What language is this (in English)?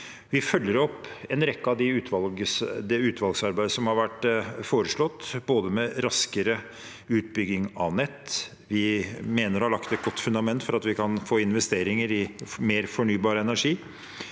Norwegian